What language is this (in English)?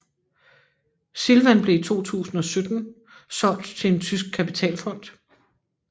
Danish